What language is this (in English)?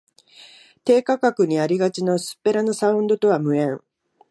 Japanese